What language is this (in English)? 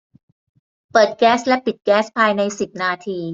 Thai